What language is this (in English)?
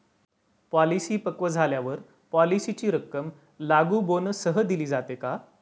Marathi